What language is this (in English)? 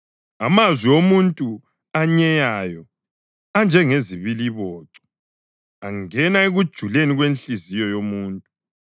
North Ndebele